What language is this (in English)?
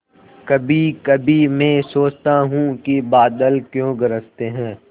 Hindi